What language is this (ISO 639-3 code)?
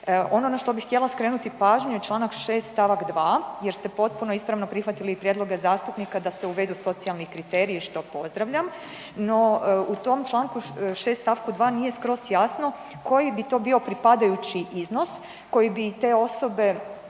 hrv